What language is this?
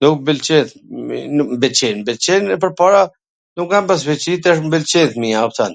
Gheg Albanian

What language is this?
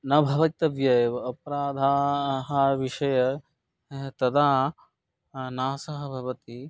Sanskrit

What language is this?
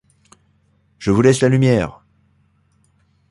French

